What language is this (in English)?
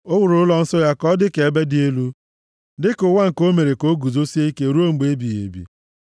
Igbo